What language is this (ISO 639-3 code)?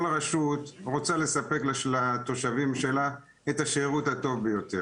heb